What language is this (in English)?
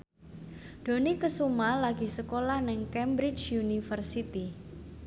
Javanese